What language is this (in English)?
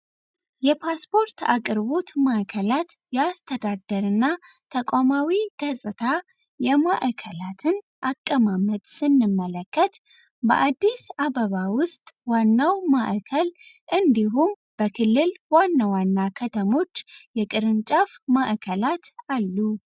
Amharic